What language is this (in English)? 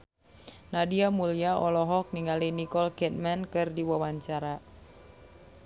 Sundanese